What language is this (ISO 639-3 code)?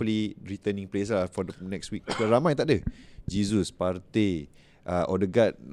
msa